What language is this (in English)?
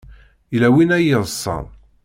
Kabyle